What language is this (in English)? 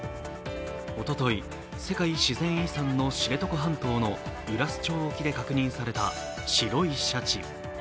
Japanese